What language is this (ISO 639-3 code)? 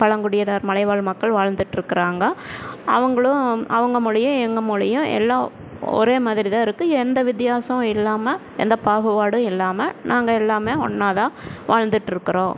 tam